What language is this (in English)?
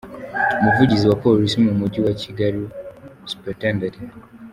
Kinyarwanda